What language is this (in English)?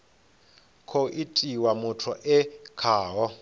Venda